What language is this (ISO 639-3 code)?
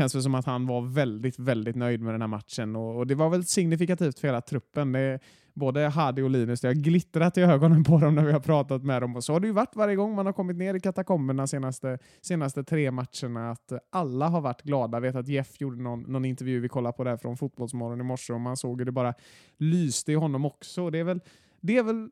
swe